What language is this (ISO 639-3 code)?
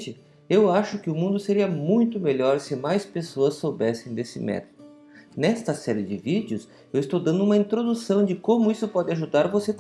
por